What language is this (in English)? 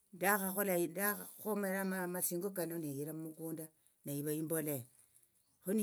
Tsotso